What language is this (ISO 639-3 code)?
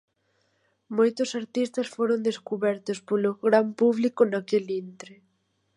glg